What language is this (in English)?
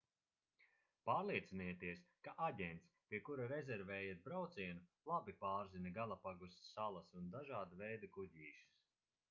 Latvian